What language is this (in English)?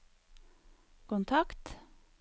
Norwegian